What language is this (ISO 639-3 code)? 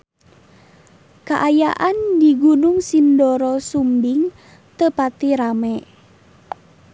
sun